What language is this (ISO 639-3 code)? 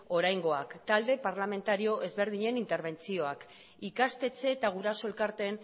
eus